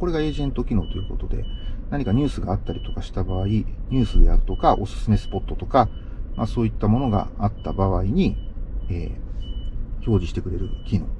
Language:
Japanese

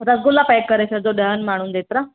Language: Sindhi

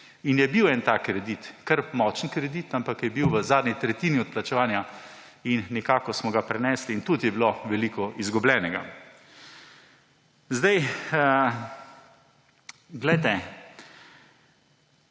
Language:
Slovenian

